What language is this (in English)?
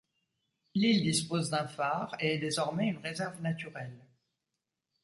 French